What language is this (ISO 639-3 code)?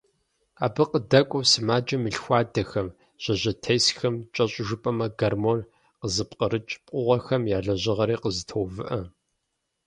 kbd